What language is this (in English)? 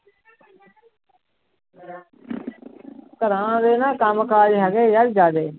Punjabi